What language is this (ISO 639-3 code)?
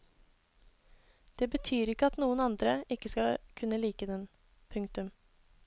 nor